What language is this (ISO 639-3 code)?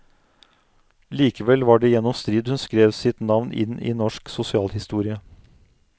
nor